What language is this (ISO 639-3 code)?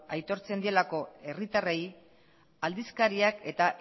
eus